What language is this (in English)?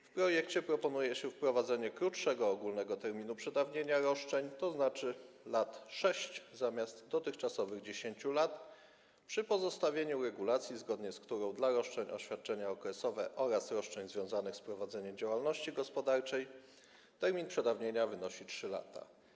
Polish